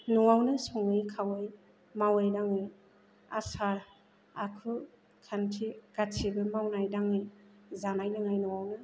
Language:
Bodo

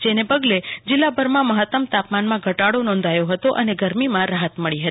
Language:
Gujarati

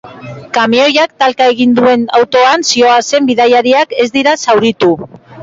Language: Basque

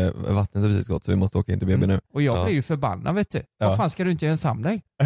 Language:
Swedish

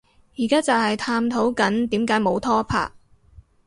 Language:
Cantonese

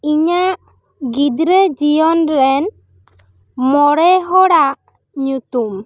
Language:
Santali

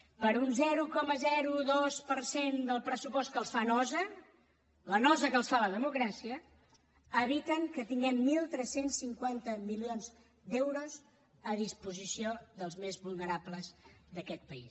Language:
Catalan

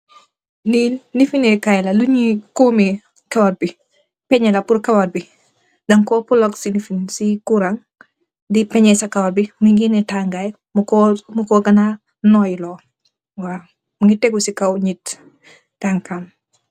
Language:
Wolof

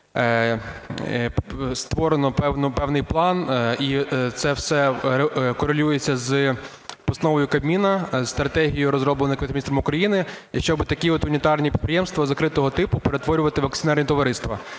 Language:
Ukrainian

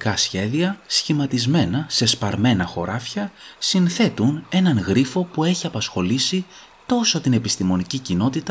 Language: Greek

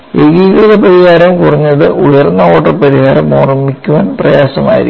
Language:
Malayalam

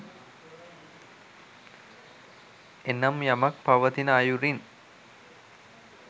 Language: Sinhala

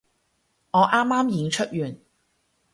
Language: Cantonese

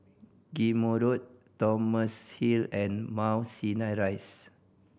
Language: English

